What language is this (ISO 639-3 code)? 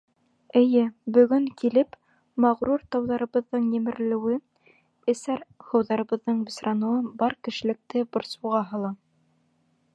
bak